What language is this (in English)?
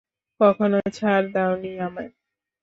Bangla